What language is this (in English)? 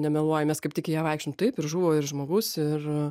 Lithuanian